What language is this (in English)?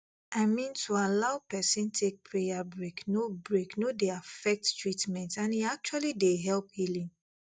Nigerian Pidgin